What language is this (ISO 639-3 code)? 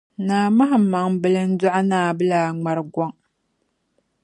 dag